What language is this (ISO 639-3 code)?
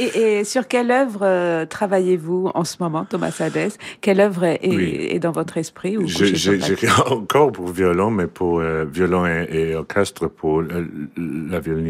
fra